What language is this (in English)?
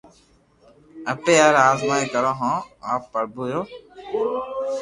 Loarki